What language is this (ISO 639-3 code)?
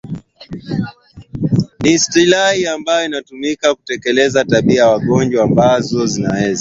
swa